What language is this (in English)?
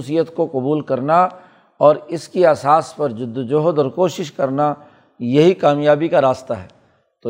Urdu